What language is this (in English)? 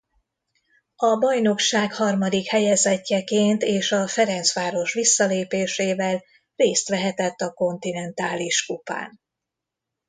Hungarian